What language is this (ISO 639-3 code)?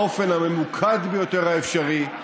heb